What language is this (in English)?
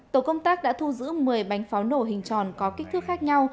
Vietnamese